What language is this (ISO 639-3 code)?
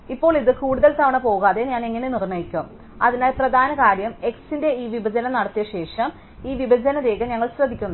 mal